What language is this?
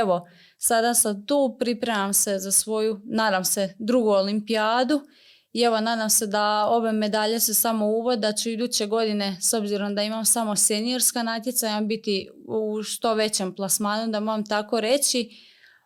Croatian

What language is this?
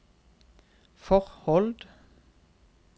Norwegian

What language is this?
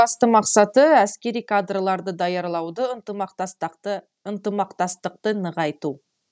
Kazakh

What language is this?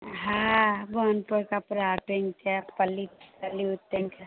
Maithili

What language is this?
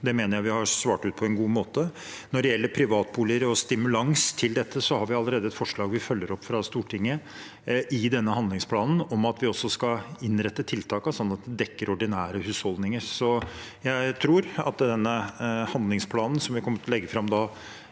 Norwegian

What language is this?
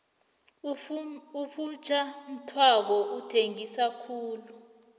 South Ndebele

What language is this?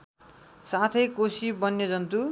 Nepali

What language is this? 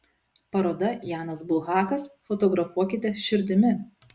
Lithuanian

